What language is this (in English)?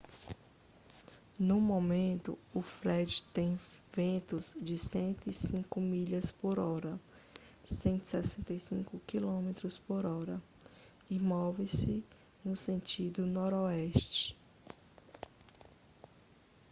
Portuguese